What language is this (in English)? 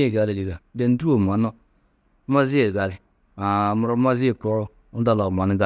Tedaga